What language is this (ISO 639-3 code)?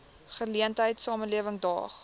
afr